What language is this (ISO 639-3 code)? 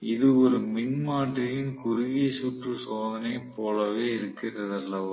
tam